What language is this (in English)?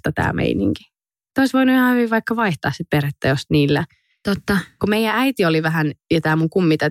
Finnish